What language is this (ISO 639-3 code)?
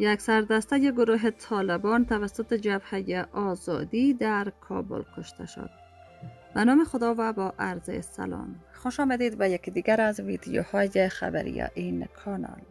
fas